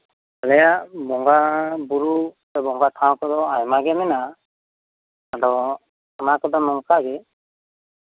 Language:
Santali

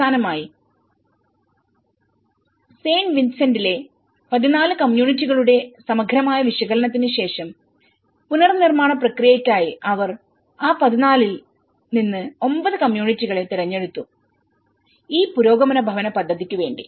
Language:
Malayalam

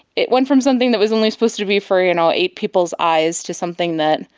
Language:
English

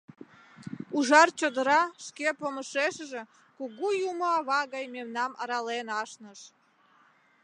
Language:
Mari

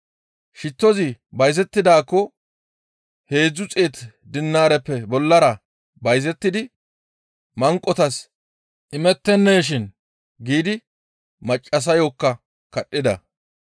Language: Gamo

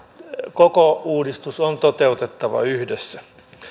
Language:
Finnish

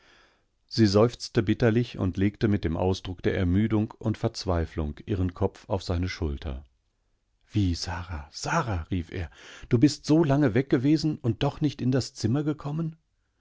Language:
German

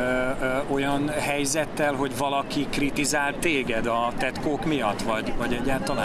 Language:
Hungarian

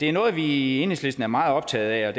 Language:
Danish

